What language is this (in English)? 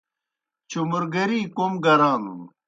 Kohistani Shina